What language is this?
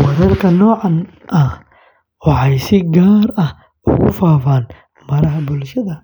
Somali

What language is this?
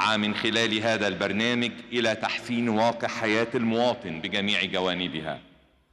Arabic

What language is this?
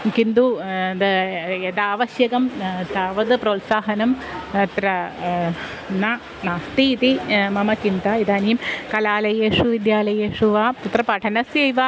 Sanskrit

